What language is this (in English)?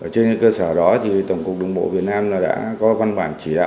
Vietnamese